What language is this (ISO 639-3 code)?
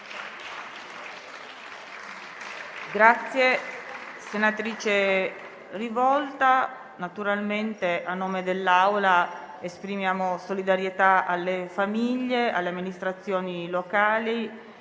ita